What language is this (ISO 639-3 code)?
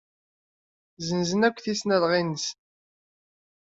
kab